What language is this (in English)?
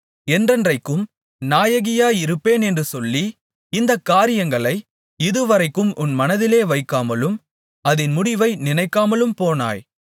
Tamil